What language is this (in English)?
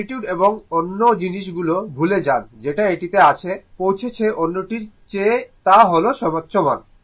Bangla